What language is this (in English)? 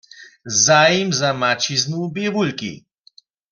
Upper Sorbian